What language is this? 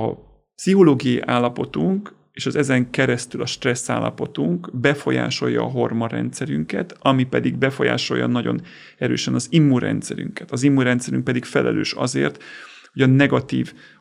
Hungarian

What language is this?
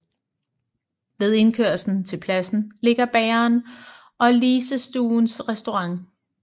Danish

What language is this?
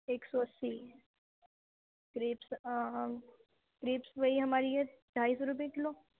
Urdu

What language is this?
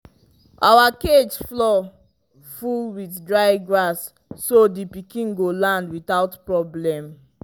Nigerian Pidgin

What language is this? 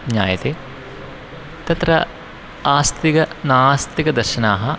Sanskrit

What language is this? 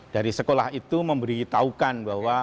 Indonesian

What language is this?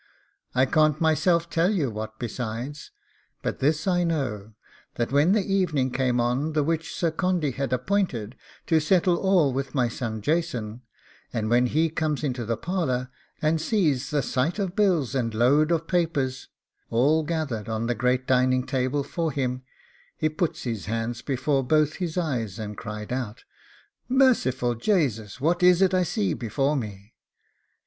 English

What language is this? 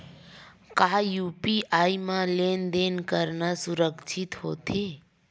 Chhattisgarhi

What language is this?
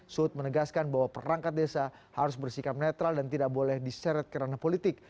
Indonesian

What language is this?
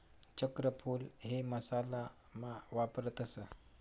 Marathi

